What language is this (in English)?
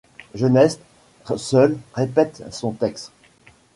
French